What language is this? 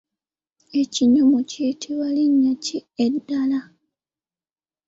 Ganda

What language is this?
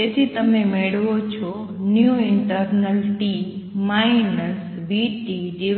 Gujarati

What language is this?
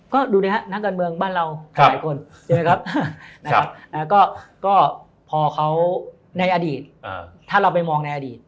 Thai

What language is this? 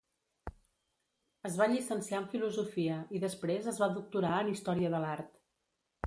Catalan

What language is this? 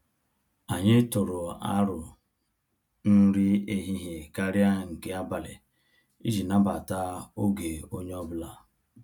Igbo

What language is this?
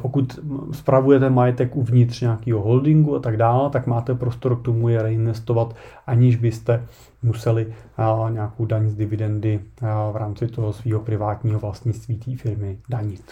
Czech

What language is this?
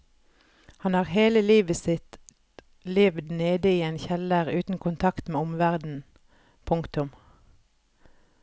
Norwegian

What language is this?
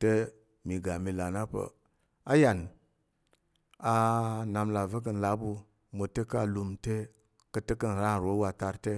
Tarok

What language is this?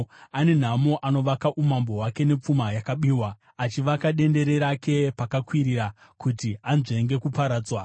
Shona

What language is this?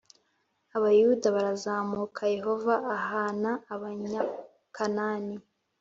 Kinyarwanda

